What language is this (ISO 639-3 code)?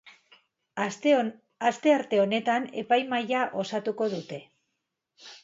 eus